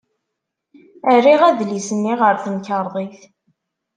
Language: Kabyle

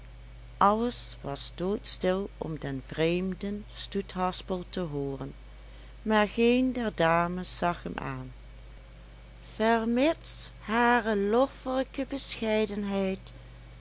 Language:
Dutch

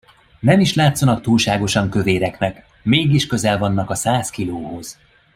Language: Hungarian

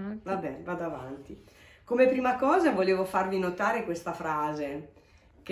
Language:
Italian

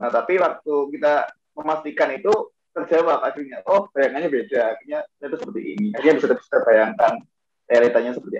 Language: Indonesian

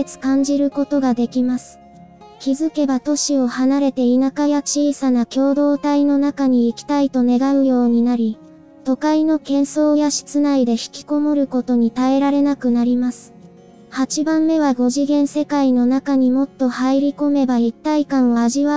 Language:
Japanese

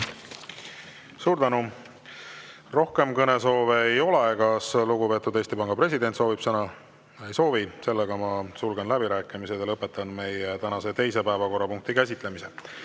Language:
Estonian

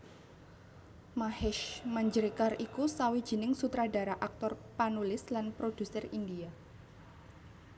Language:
Javanese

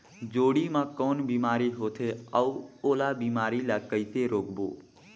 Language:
Chhattisgarhi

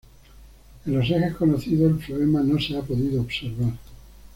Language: Spanish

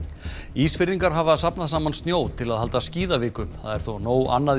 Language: Icelandic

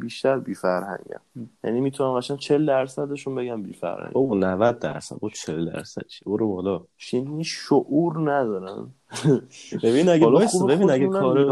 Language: Persian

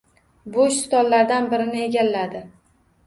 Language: Uzbek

